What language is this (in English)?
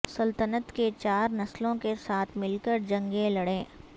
Urdu